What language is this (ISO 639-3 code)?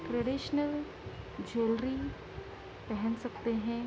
urd